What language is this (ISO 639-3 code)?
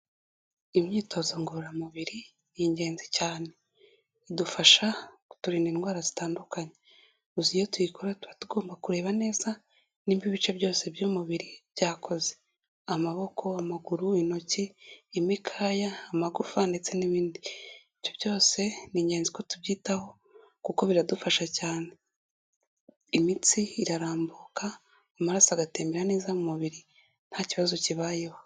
kin